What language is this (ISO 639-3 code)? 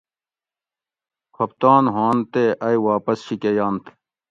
gwc